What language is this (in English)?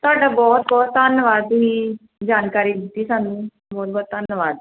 Punjabi